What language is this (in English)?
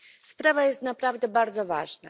Polish